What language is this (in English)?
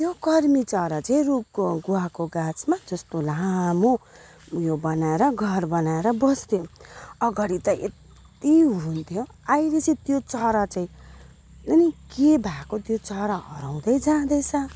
Nepali